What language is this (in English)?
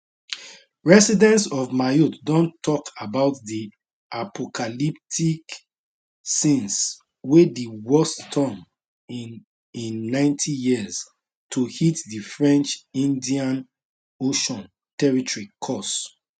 Nigerian Pidgin